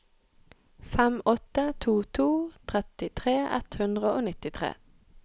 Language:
Norwegian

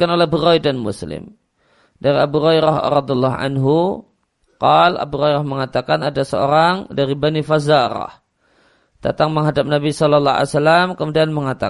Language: Indonesian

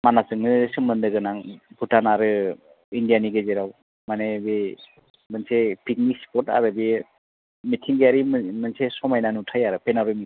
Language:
Bodo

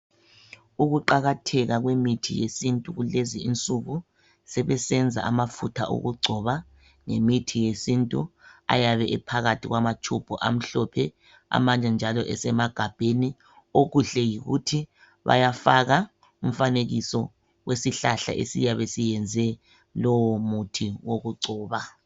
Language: North Ndebele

